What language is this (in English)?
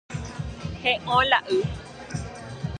Guarani